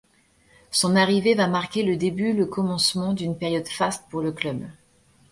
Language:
French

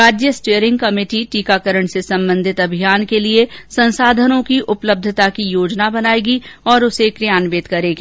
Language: Hindi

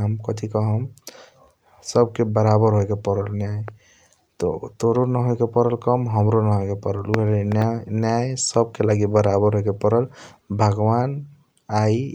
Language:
Kochila Tharu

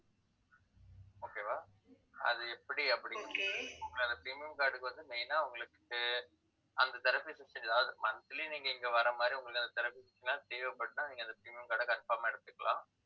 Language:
Tamil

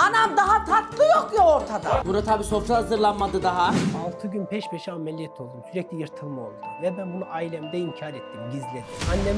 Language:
Turkish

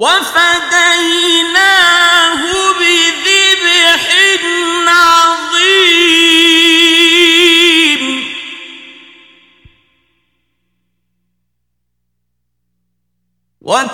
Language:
Arabic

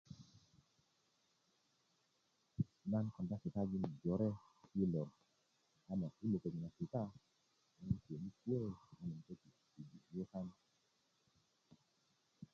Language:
Kuku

